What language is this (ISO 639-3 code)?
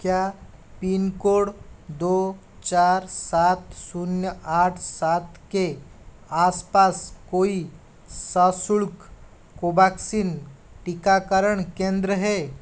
hin